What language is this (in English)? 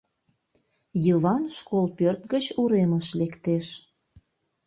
Mari